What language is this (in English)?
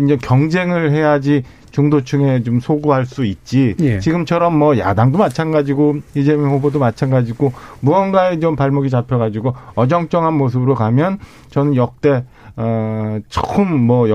Korean